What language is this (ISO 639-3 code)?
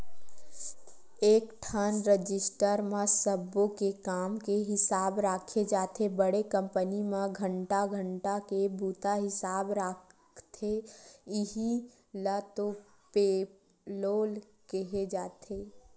hne